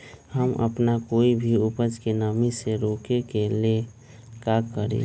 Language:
Magahi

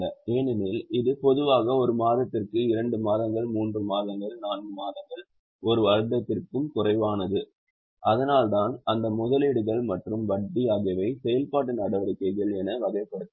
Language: Tamil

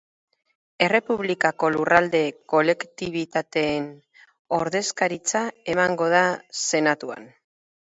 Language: Basque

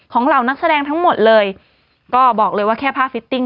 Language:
Thai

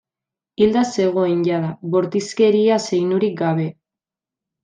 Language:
Basque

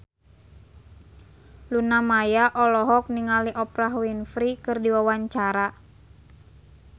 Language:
Sundanese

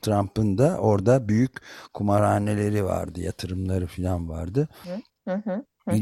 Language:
Turkish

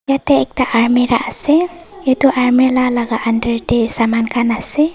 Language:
Naga Pidgin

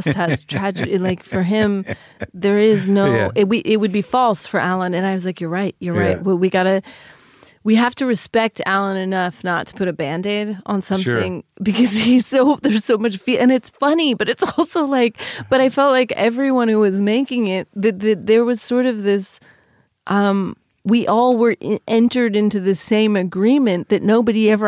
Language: English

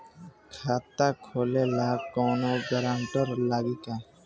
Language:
Bhojpuri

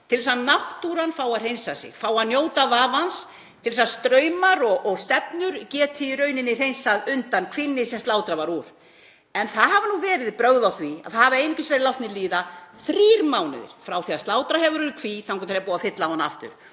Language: Icelandic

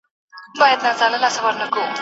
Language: Pashto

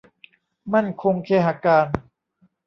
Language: Thai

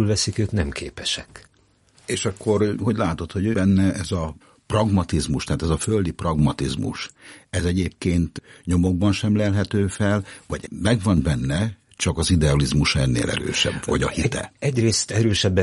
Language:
Hungarian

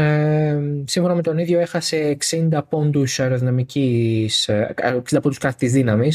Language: Greek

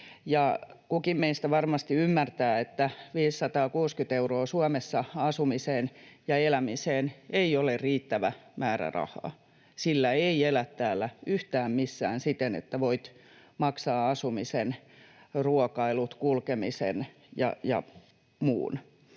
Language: Finnish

